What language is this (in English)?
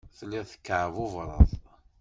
Kabyle